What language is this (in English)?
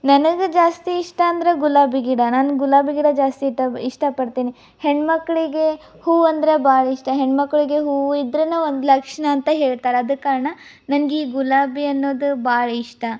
Kannada